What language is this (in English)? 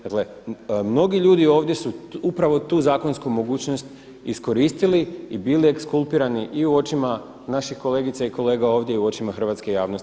Croatian